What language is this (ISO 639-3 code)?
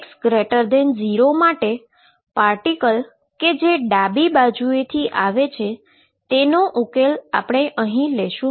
guj